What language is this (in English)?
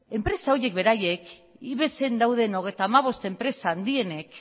Basque